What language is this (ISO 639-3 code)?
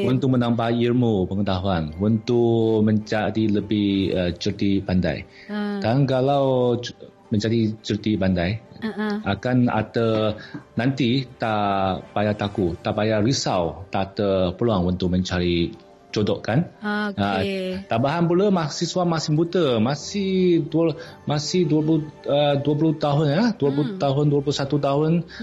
msa